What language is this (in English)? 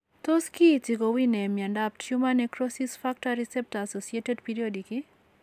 Kalenjin